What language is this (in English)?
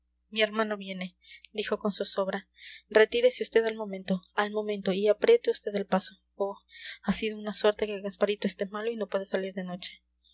Spanish